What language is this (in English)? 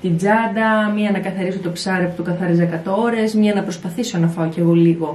Greek